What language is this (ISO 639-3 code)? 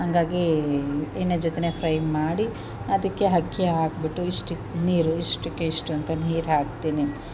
kan